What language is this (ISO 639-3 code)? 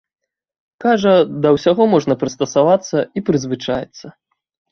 bel